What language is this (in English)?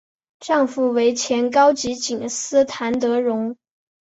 Chinese